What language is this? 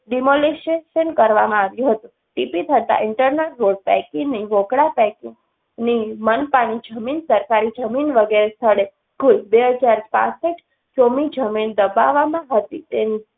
Gujarati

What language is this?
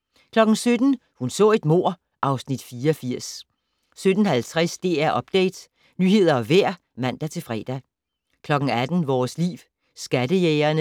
Danish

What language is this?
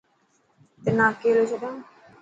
Dhatki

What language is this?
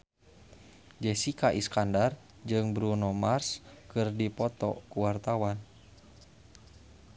Sundanese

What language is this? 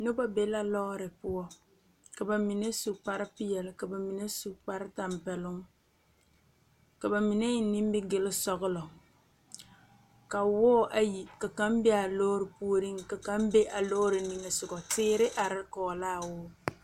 Southern Dagaare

